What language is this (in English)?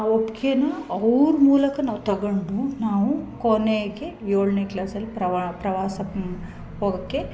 Kannada